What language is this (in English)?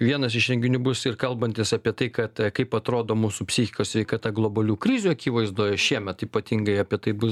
Lithuanian